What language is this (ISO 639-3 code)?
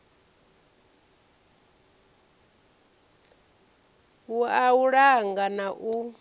ven